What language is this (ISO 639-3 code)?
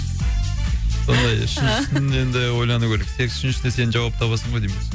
kaz